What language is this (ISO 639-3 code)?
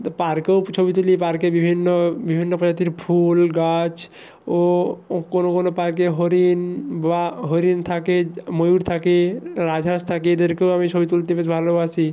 ben